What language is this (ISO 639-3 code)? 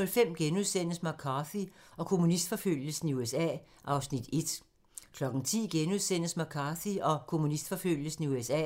dan